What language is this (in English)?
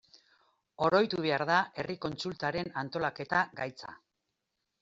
Basque